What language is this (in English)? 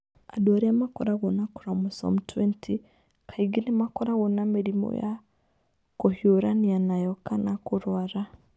Kikuyu